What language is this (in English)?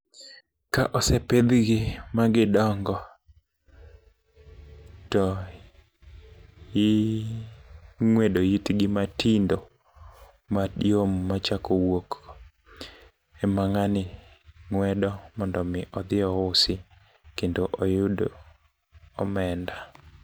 Luo (Kenya and Tanzania)